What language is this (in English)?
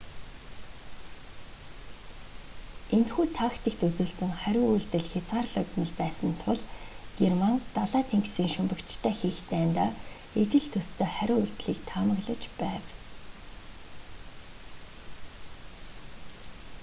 Mongolian